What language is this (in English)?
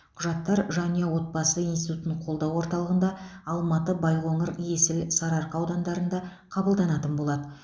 Kazakh